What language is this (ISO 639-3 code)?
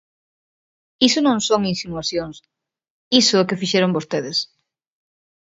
glg